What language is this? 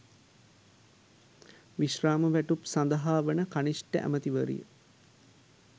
Sinhala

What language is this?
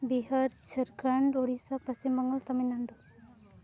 Santali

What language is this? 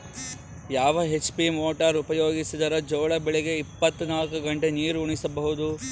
Kannada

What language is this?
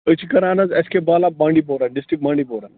Kashmiri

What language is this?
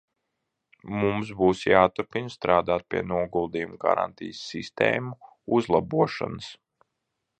Latvian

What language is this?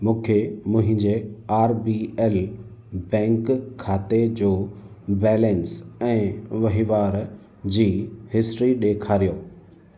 Sindhi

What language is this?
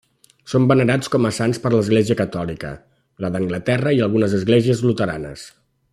Catalan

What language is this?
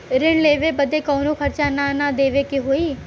Bhojpuri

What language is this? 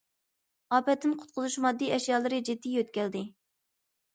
Uyghur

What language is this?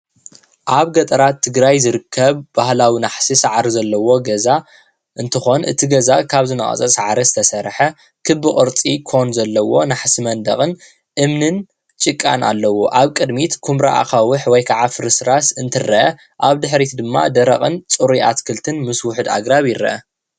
Tigrinya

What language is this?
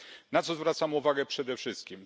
Polish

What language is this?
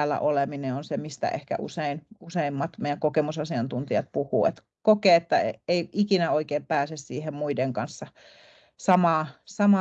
Finnish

